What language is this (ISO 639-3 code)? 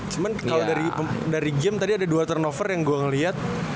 ind